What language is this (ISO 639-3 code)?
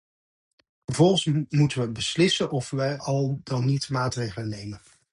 nld